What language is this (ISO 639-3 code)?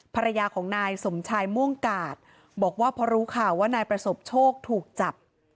tha